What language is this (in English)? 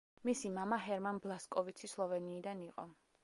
Georgian